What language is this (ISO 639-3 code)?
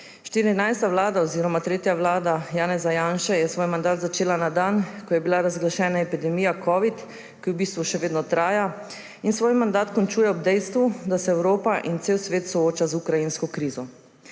slv